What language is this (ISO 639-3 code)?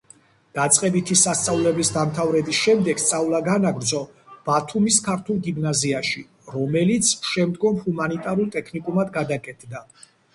kat